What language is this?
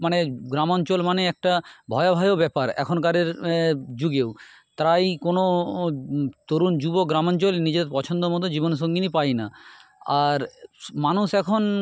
Bangla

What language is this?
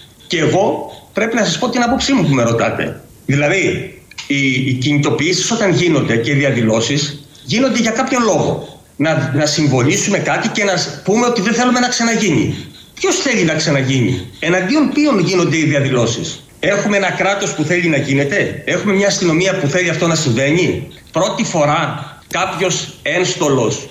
Greek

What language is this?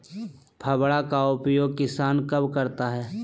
Magahi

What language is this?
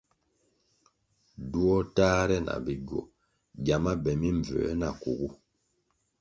Kwasio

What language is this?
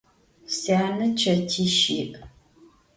Adyghe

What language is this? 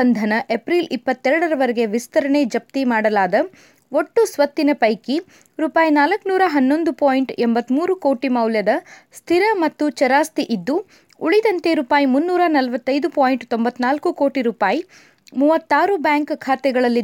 Kannada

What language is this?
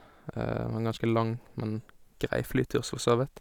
Norwegian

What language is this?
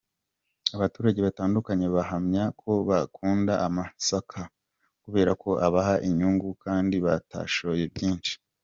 Kinyarwanda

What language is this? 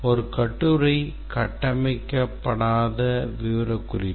Tamil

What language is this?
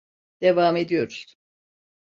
Turkish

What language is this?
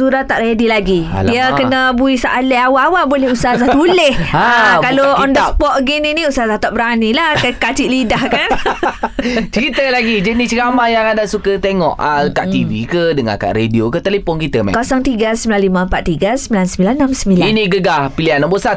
Malay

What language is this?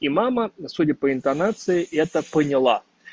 Russian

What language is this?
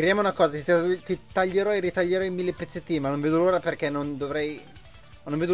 Italian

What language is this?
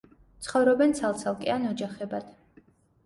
Georgian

